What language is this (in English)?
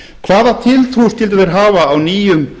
Icelandic